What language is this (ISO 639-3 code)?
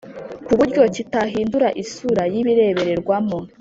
kin